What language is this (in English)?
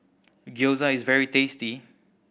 English